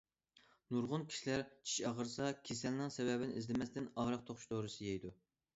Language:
Uyghur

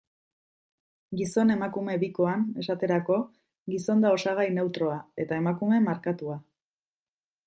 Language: Basque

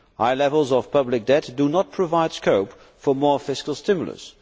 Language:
English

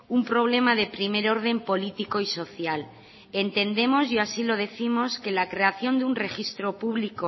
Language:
Spanish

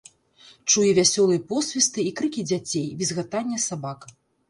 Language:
Belarusian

